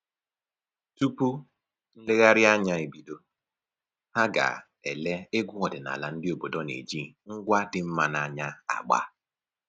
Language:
Igbo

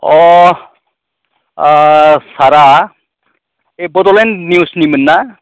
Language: Bodo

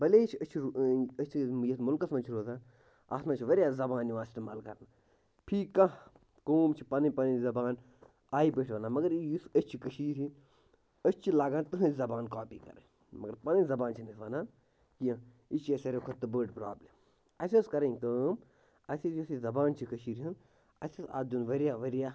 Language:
Kashmiri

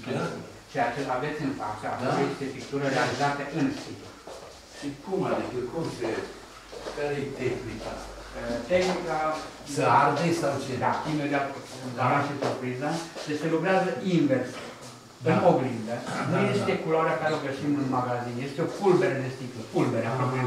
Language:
Romanian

